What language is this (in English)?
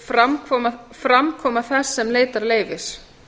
Icelandic